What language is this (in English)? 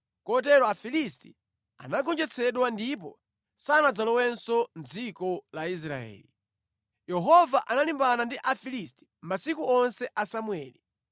Nyanja